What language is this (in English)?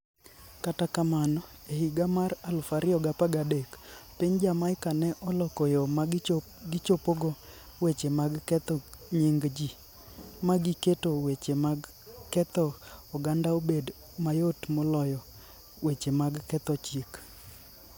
Luo (Kenya and Tanzania)